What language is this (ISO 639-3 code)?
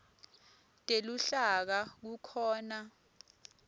ssw